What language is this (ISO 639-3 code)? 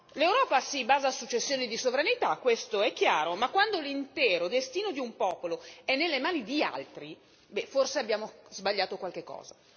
ita